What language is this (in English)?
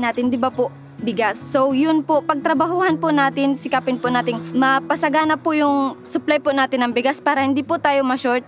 Filipino